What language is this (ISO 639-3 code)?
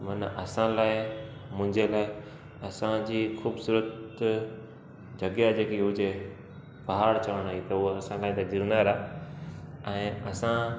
snd